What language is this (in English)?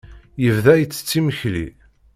Kabyle